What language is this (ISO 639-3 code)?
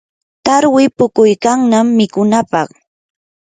qur